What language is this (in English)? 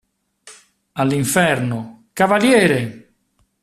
Italian